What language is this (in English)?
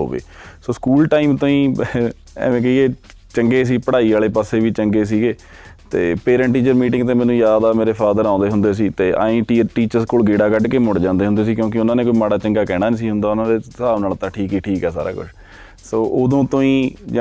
Punjabi